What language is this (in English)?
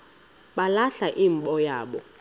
Xhosa